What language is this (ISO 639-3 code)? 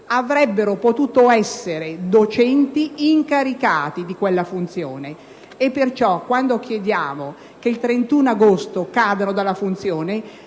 ita